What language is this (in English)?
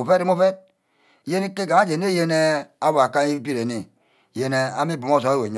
Ubaghara